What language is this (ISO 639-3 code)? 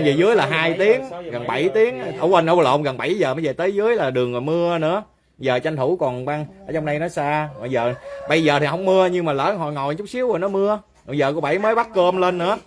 vie